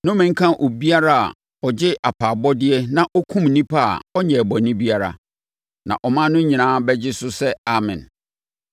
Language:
Akan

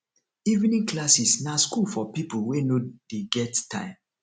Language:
Nigerian Pidgin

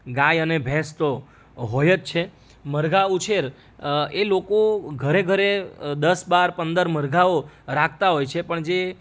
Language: Gujarati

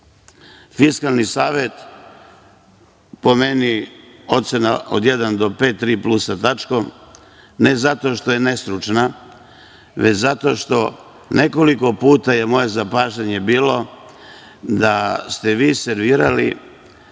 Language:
Serbian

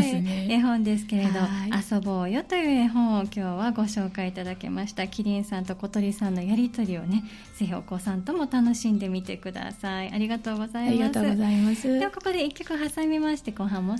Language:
Japanese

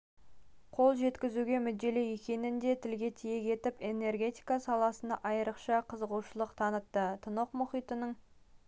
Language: Kazakh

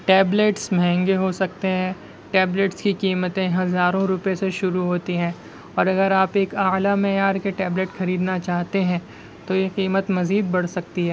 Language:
Urdu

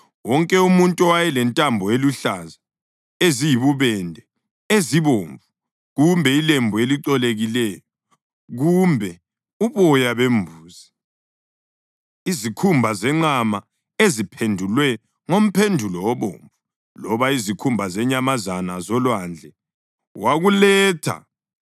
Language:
North Ndebele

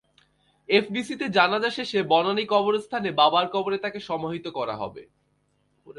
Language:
Bangla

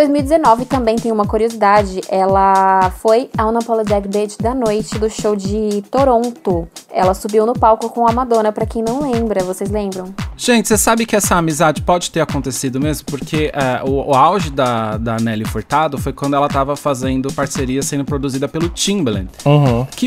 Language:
Portuguese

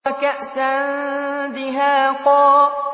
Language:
Arabic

